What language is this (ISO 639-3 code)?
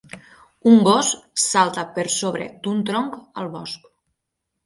cat